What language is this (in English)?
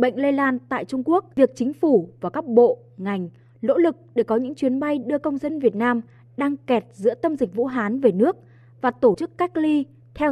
Vietnamese